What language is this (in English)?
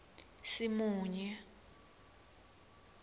Swati